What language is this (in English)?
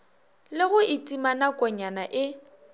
Northern Sotho